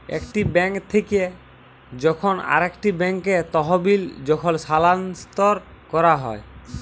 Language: Bangla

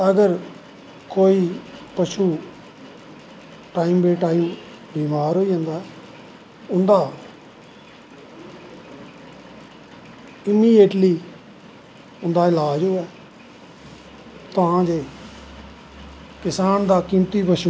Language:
Dogri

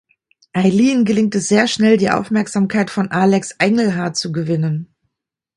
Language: German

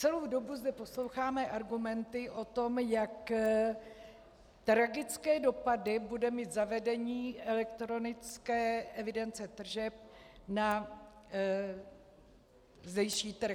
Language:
Czech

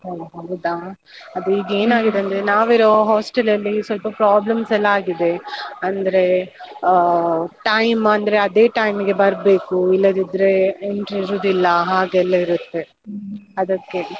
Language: Kannada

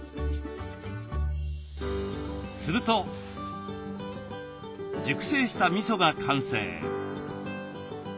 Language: Japanese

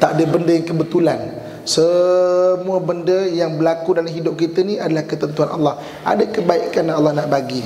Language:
Malay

